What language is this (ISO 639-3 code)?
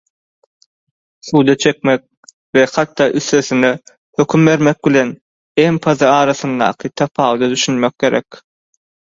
tuk